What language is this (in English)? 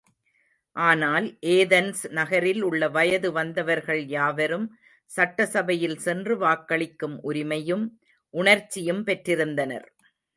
Tamil